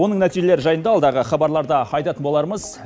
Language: Kazakh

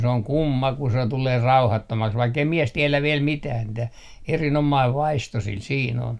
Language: Finnish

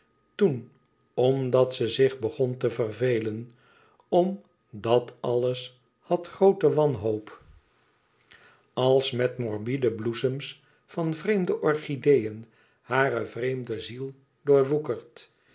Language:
Dutch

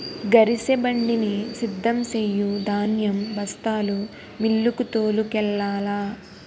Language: Telugu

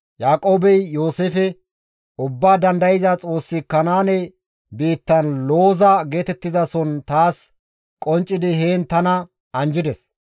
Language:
Gamo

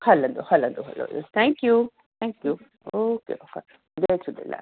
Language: Sindhi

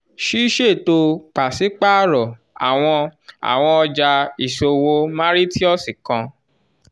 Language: Yoruba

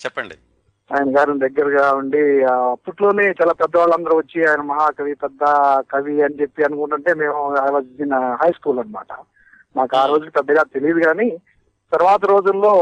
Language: Telugu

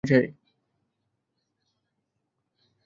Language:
Bangla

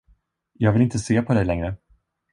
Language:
Swedish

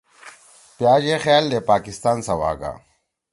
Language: Torwali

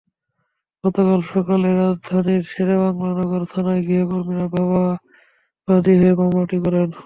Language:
Bangla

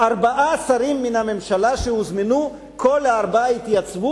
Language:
Hebrew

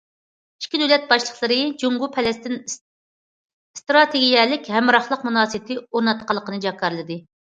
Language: Uyghur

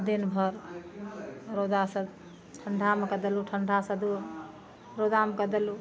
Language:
Maithili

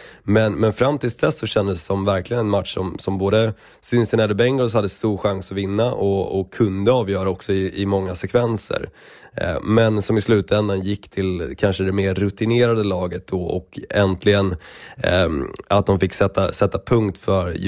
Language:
Swedish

